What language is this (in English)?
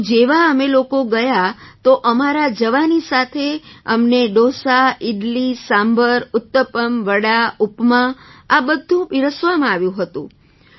Gujarati